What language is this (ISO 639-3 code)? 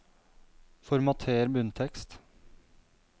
nor